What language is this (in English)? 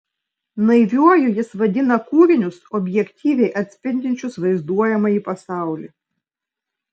Lithuanian